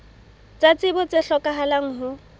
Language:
Southern Sotho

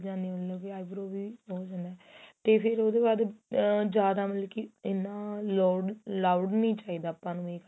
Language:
Punjabi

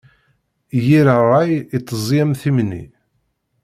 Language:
Kabyle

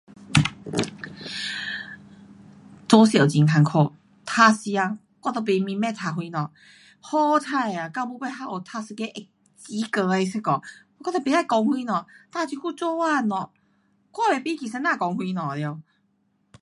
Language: Pu-Xian Chinese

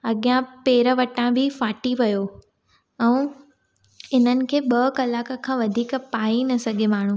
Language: Sindhi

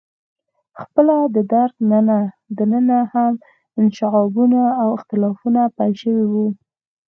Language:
Pashto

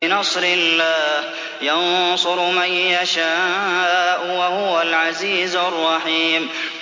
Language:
Arabic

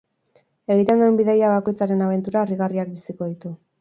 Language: Basque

